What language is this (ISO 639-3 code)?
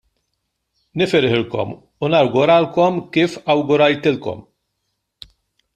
mlt